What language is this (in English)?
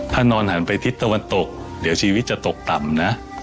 Thai